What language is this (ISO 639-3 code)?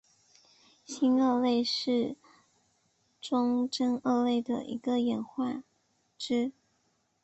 zho